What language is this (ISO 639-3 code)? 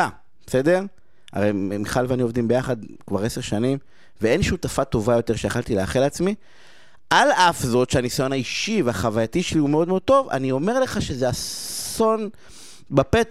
heb